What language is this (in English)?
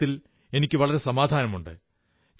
Malayalam